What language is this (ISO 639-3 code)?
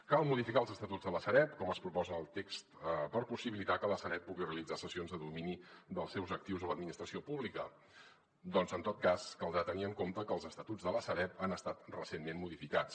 cat